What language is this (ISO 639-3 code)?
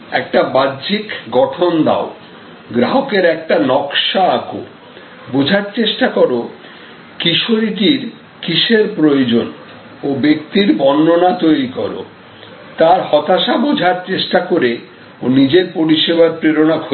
ben